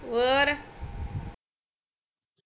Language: Punjabi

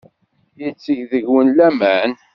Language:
Kabyle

